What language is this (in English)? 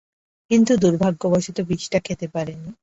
Bangla